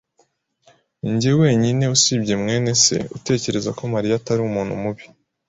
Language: Kinyarwanda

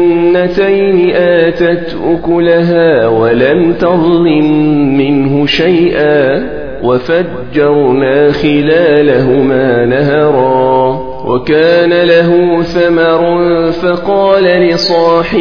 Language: Arabic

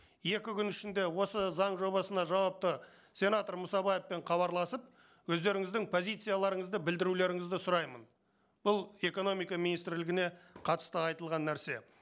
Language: Kazakh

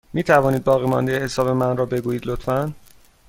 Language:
Persian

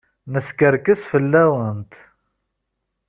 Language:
Kabyle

